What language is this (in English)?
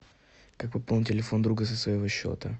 Russian